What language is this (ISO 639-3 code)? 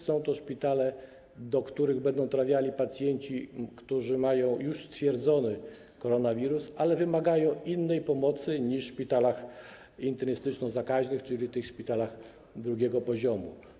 pol